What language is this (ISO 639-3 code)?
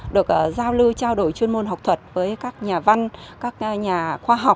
vie